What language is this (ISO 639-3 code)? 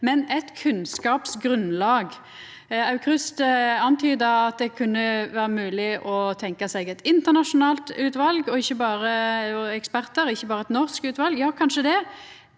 nor